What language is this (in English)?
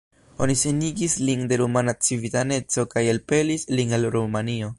Esperanto